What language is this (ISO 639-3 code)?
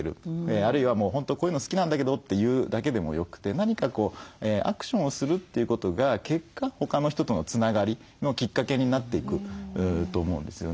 jpn